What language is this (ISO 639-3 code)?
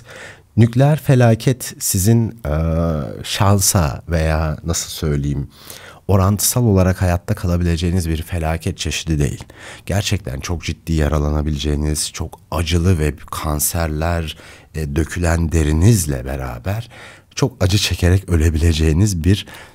tur